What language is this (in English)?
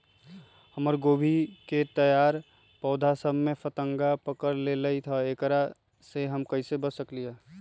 Magahi